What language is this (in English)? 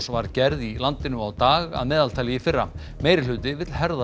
Icelandic